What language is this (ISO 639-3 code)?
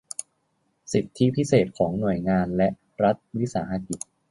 tha